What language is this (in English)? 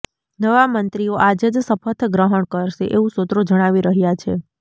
Gujarati